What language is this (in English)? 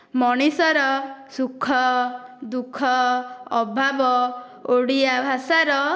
Odia